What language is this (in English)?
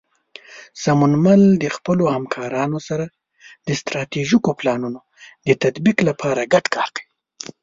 Pashto